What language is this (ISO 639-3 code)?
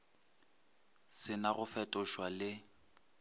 nso